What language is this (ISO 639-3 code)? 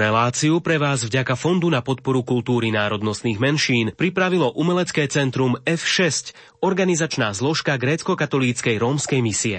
slk